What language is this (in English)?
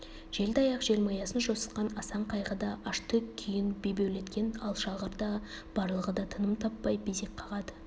Kazakh